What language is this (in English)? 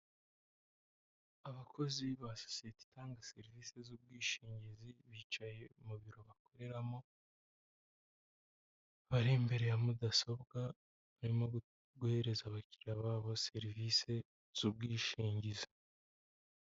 Kinyarwanda